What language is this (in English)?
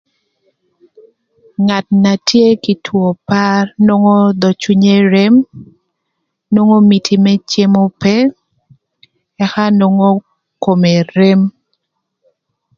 Thur